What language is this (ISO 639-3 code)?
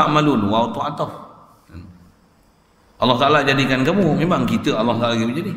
msa